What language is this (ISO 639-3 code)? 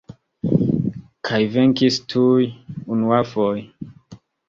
epo